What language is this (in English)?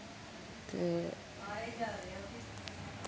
Dogri